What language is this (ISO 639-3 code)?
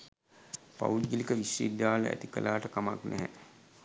sin